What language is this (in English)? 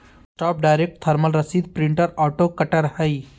Magahi